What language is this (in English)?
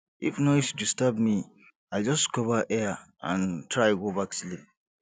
Nigerian Pidgin